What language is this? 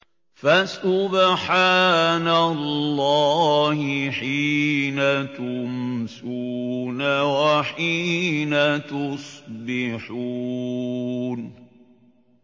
Arabic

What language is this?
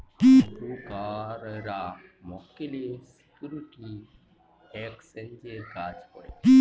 Bangla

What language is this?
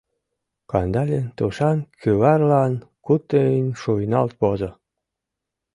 Mari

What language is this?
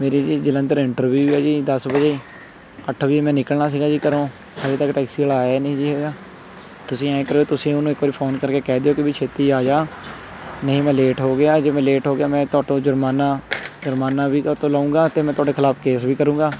Punjabi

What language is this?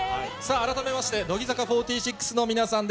Japanese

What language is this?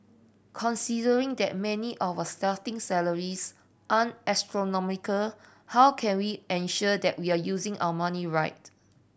English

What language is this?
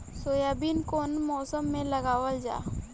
Bhojpuri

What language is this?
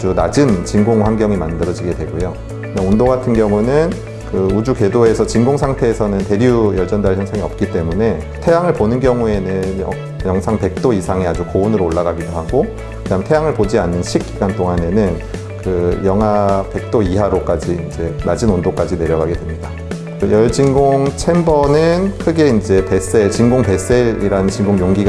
Korean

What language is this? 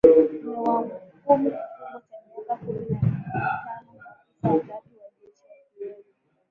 Swahili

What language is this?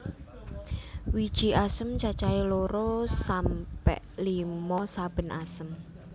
Javanese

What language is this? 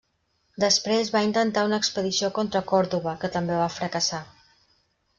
Catalan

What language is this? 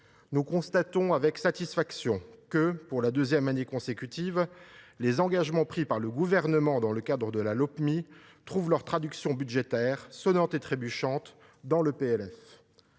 French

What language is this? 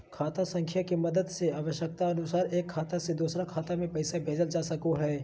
Magahi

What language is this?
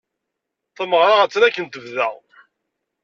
Kabyle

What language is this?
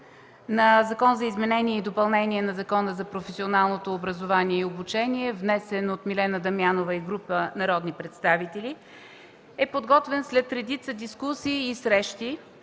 Bulgarian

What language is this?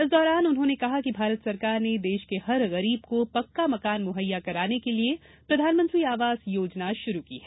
Hindi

